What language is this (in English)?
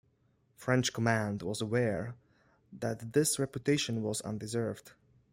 English